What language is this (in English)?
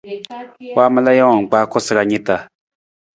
Nawdm